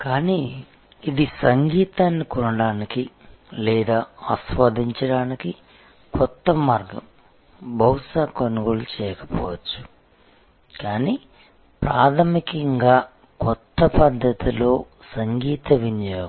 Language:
Telugu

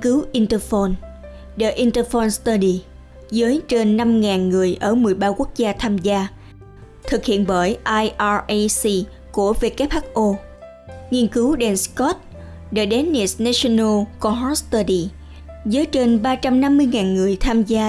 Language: Vietnamese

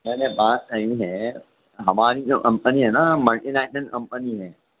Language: Urdu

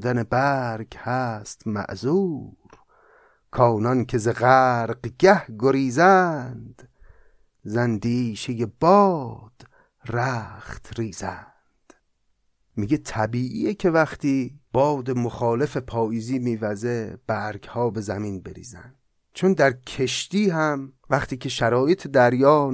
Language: Persian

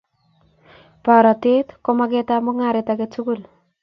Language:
Kalenjin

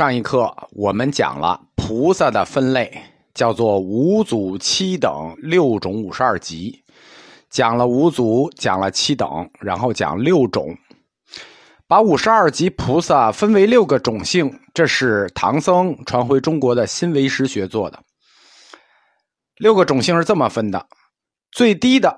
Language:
Chinese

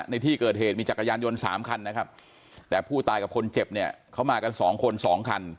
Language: Thai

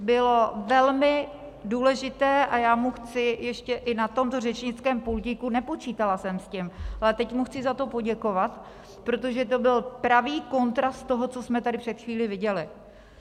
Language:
Czech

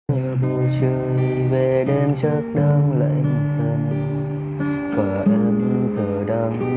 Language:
Vietnamese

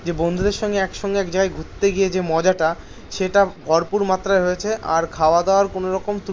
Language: Bangla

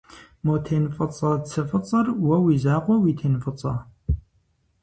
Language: Kabardian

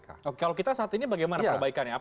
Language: Indonesian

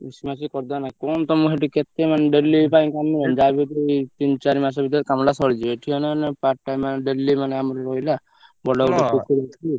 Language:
Odia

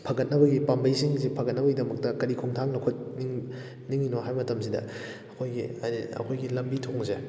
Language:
Manipuri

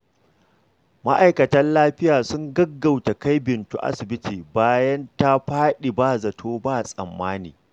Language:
Hausa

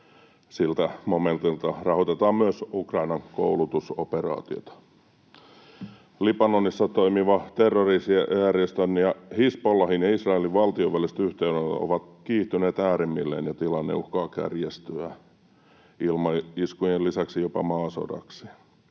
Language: Finnish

